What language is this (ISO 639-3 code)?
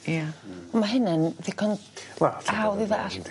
cym